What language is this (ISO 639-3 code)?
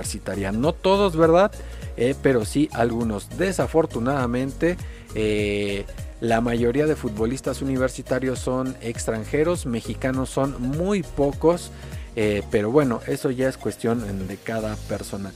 spa